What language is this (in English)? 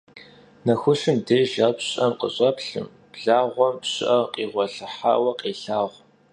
Kabardian